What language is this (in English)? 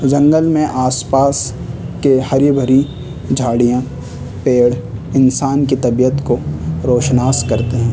Urdu